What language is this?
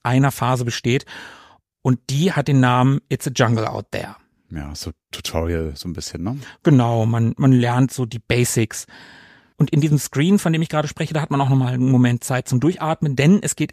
German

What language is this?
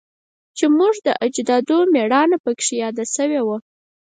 Pashto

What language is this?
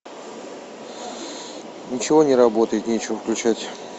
Russian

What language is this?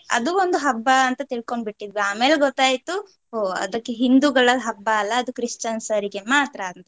Kannada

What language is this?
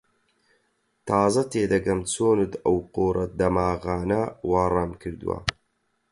Central Kurdish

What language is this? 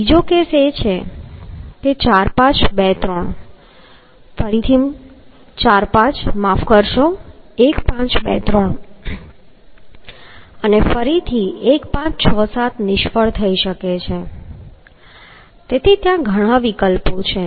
Gujarati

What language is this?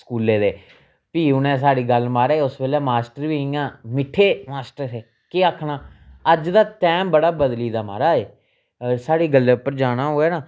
Dogri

